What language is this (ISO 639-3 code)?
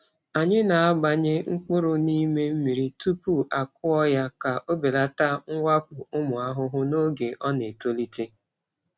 ibo